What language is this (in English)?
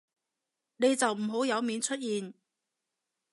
Cantonese